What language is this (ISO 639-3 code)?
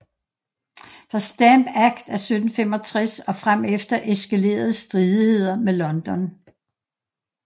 dan